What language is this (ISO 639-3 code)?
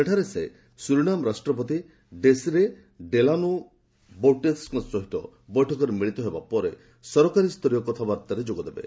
ori